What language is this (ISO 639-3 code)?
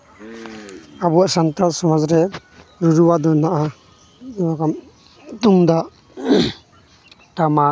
sat